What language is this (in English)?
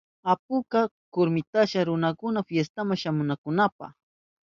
Southern Pastaza Quechua